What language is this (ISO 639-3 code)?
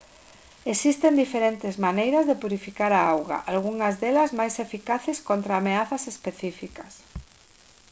glg